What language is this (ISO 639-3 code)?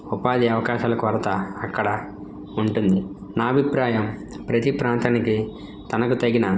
tel